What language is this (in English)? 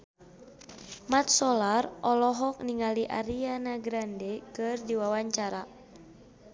Sundanese